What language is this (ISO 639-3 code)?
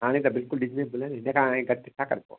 snd